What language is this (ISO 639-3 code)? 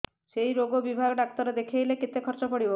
ori